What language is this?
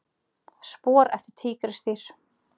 Icelandic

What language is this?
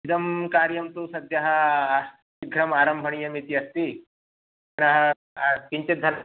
Sanskrit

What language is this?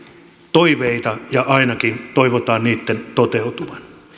Finnish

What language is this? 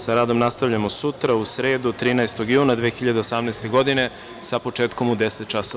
Serbian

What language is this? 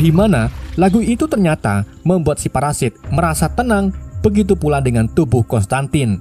Indonesian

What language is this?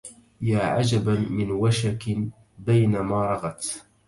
Arabic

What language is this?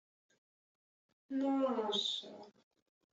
Ukrainian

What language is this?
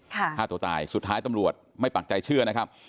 Thai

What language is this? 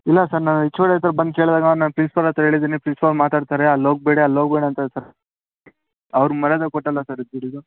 Kannada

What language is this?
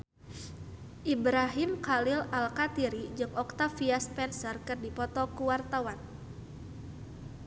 Sundanese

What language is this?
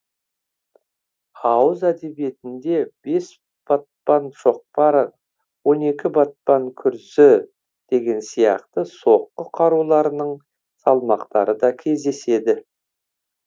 Kazakh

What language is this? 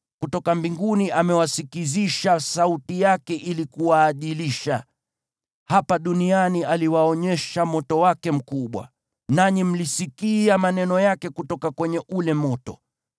Swahili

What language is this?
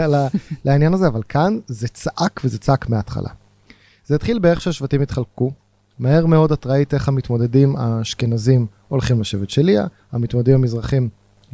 Hebrew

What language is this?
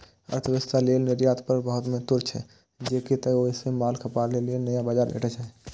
Maithili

